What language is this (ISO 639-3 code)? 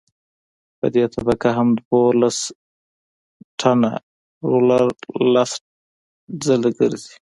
pus